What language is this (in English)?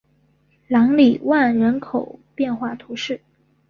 Chinese